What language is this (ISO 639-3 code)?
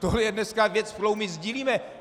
ces